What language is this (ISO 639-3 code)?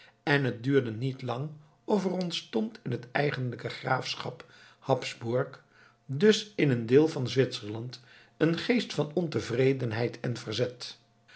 nld